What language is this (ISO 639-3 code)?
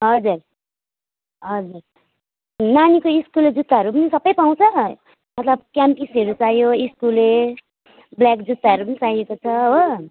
nep